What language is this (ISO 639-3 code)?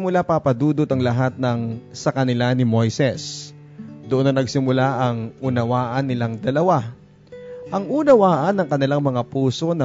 fil